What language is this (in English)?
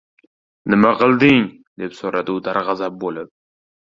Uzbek